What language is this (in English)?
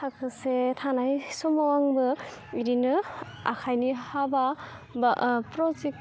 Bodo